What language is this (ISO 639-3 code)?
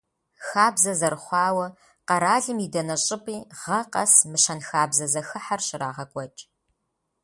kbd